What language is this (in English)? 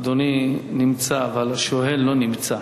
Hebrew